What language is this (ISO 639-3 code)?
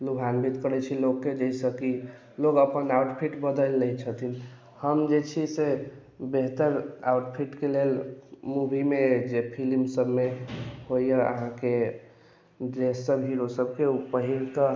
mai